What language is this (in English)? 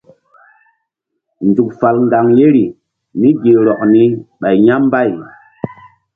Mbum